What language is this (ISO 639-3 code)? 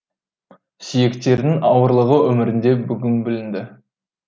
kaz